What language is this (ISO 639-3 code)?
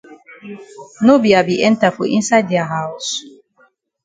wes